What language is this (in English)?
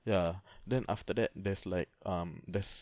English